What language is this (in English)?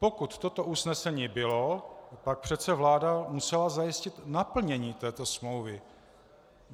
Czech